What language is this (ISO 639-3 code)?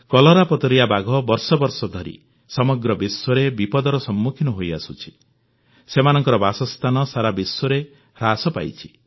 ori